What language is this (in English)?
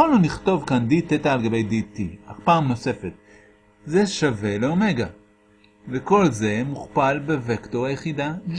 Hebrew